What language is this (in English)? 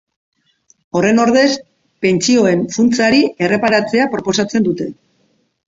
Basque